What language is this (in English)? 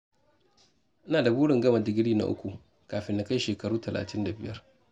Hausa